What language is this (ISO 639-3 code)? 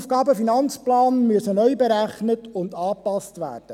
gsw